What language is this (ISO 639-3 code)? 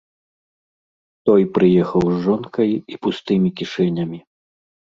bel